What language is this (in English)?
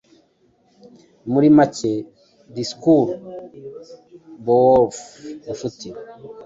Kinyarwanda